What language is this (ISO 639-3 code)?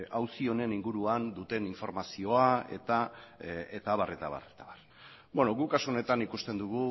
eus